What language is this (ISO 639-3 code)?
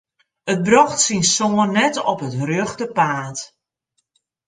fry